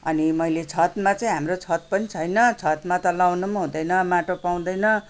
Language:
Nepali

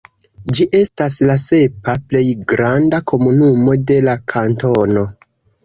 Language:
Esperanto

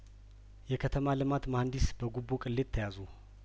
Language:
Amharic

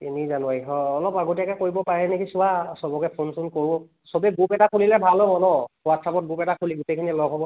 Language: Assamese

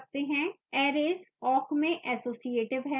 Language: Hindi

